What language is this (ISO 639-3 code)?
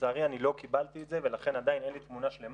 heb